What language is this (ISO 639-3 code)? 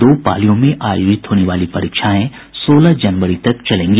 hin